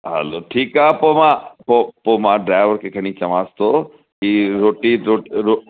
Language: Sindhi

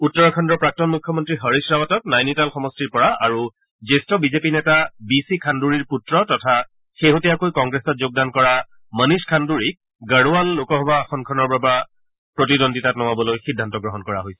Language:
Assamese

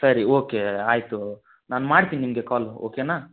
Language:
Kannada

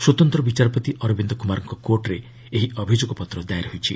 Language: Odia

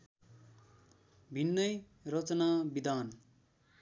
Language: Nepali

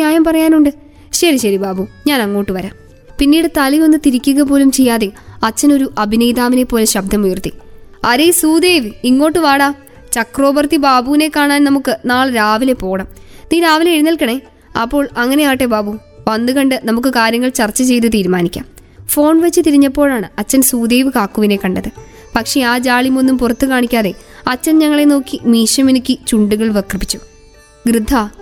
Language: Malayalam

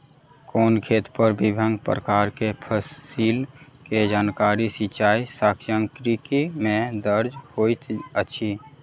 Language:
Maithili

